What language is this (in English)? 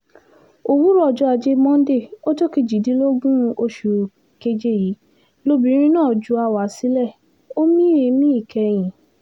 Yoruba